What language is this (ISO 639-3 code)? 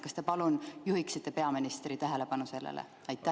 est